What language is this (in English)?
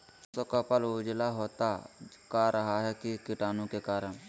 Magahi